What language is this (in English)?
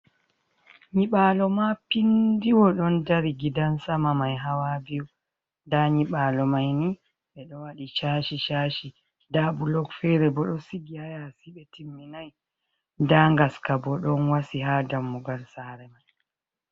Fula